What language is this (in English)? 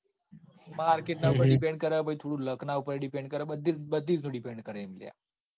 Gujarati